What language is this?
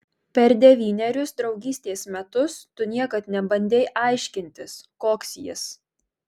Lithuanian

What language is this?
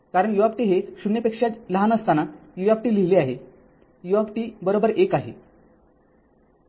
Marathi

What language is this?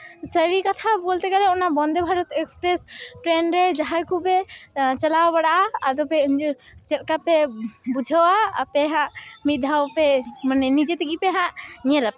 Santali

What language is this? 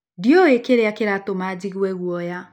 Kikuyu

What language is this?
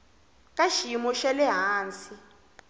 Tsonga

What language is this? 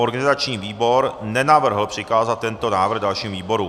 Czech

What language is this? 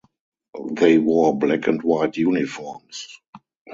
English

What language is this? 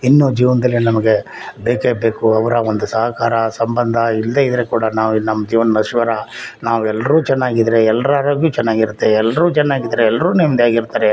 Kannada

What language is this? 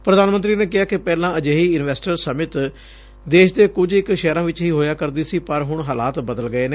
Punjabi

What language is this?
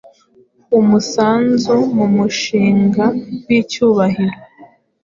Kinyarwanda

